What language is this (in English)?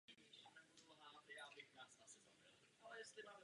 Czech